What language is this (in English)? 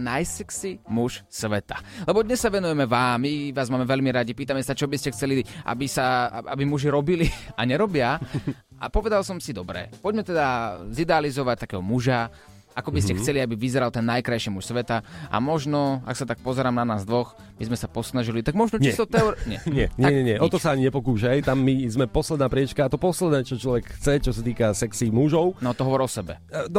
Slovak